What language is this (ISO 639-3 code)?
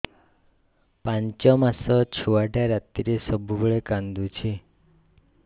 ori